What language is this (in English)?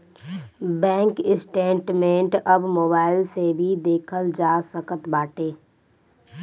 Bhojpuri